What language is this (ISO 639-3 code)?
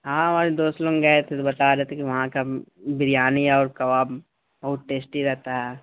urd